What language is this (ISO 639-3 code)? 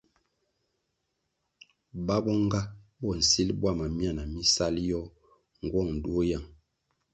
nmg